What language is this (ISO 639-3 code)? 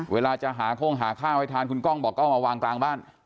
tha